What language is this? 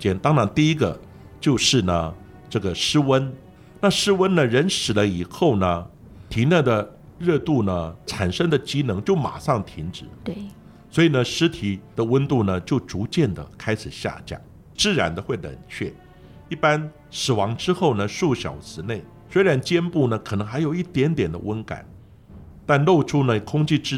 Chinese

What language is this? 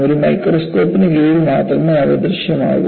Malayalam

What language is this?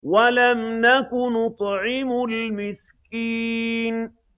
Arabic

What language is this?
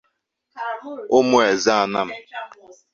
Igbo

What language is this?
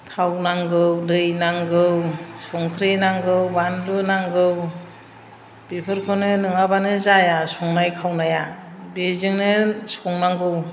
Bodo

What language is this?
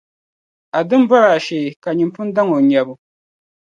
Dagbani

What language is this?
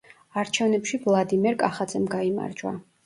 Georgian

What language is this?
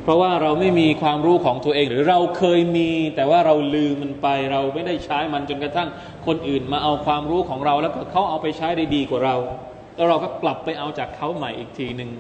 Thai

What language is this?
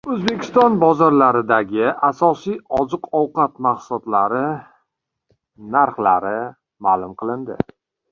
Uzbek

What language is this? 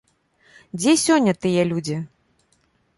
Belarusian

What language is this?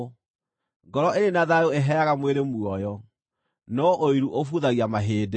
Kikuyu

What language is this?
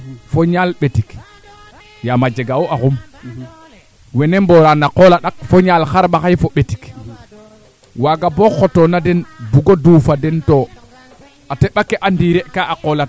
Serer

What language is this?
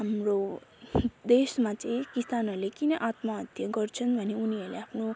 Nepali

